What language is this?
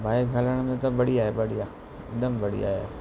Sindhi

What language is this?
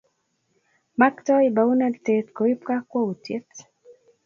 Kalenjin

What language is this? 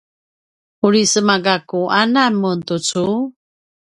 Paiwan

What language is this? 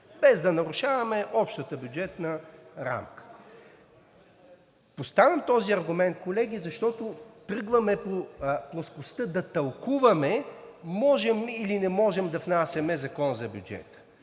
Bulgarian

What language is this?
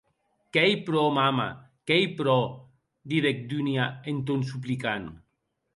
Occitan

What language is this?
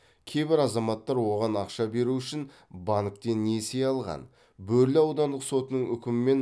Kazakh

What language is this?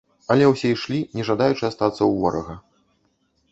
Belarusian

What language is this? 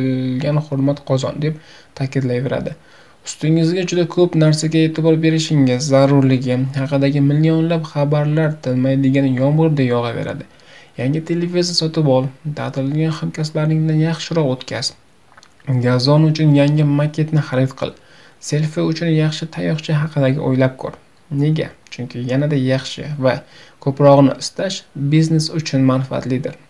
Turkish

